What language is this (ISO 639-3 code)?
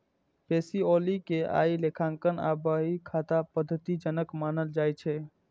mai